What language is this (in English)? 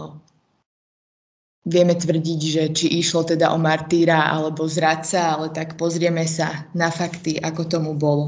Slovak